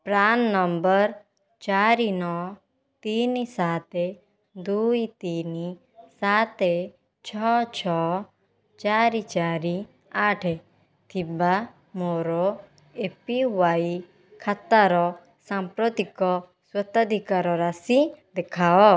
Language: Odia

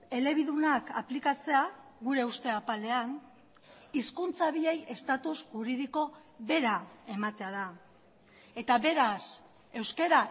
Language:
Basque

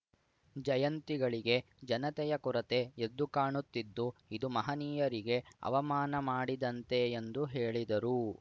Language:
Kannada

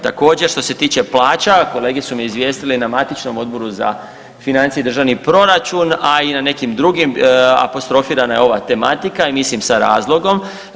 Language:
Croatian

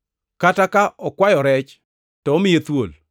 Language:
Luo (Kenya and Tanzania)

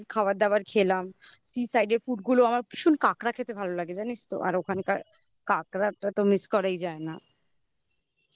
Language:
Bangla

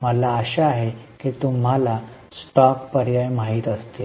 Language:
Marathi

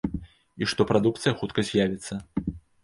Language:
Belarusian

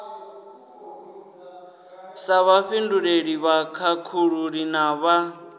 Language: Venda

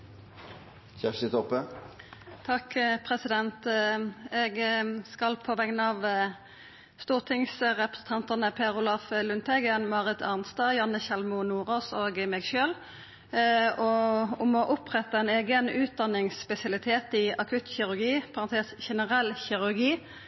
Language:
Norwegian Nynorsk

